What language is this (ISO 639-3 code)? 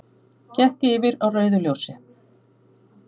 isl